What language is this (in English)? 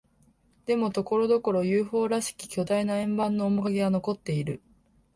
Japanese